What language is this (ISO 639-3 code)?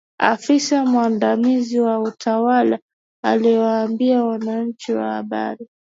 swa